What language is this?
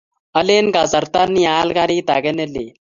Kalenjin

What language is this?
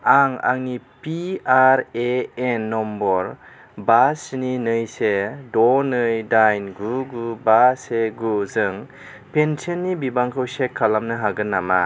Bodo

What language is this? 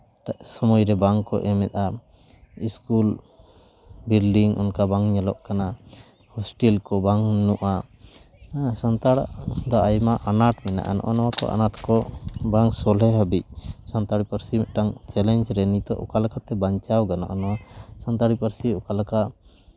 Santali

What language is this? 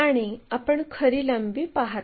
Marathi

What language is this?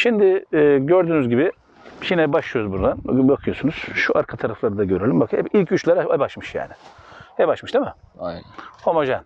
Turkish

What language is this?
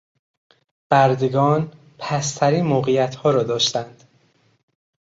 Persian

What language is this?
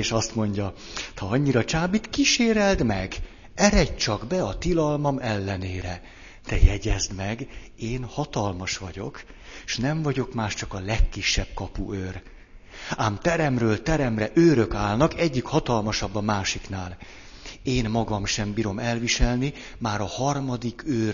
Hungarian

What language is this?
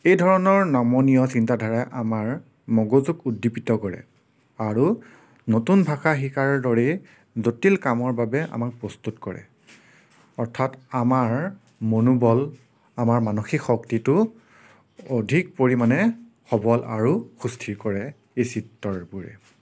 Assamese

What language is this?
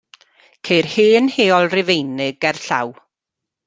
Welsh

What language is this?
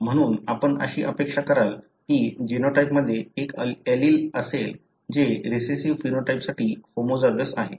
Marathi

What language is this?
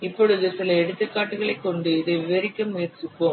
Tamil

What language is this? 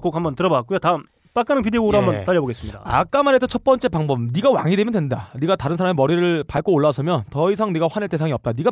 Korean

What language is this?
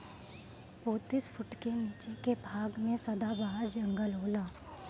Bhojpuri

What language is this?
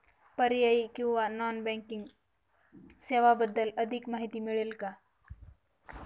Marathi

